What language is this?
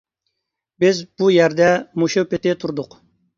Uyghur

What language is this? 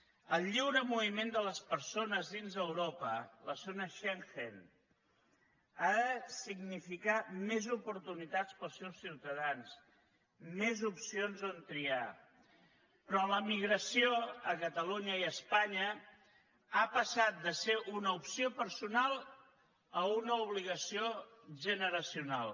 Catalan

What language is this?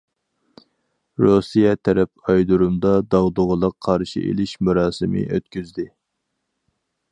Uyghur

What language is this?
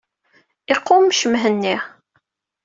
Kabyle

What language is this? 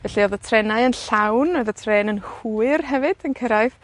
Welsh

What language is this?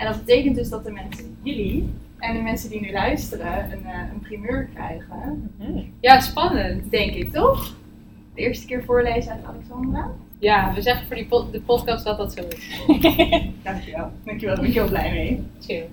Dutch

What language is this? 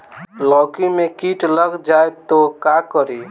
Bhojpuri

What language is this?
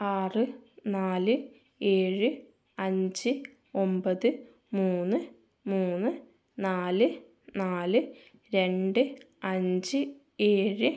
Malayalam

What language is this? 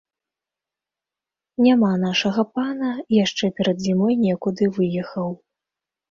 Belarusian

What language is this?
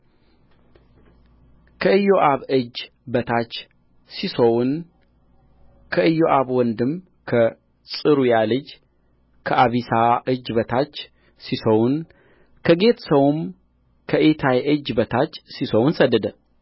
Amharic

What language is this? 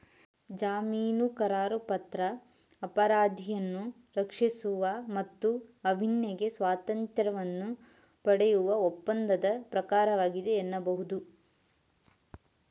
Kannada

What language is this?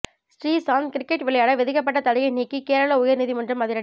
Tamil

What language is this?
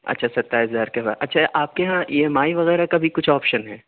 Urdu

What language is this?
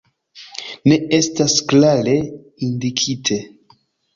Esperanto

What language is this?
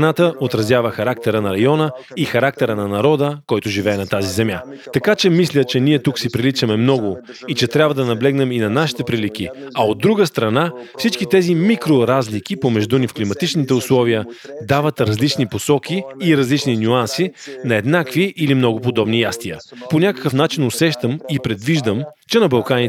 Bulgarian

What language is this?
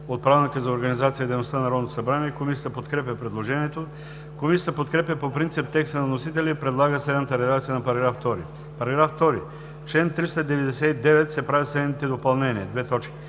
Bulgarian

